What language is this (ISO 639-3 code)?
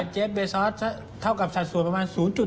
tha